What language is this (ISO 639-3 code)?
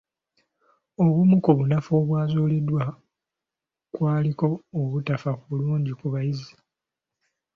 lug